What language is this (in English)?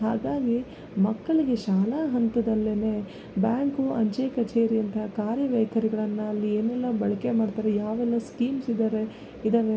Kannada